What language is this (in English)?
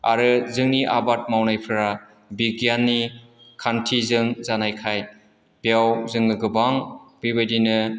Bodo